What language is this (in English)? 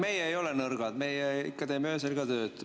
Estonian